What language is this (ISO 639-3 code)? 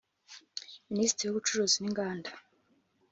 kin